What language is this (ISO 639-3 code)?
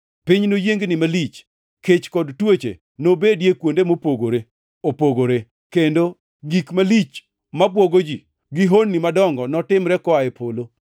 luo